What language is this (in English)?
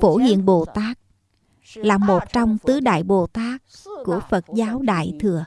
Vietnamese